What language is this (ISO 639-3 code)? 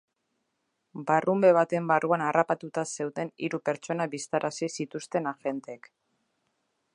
eus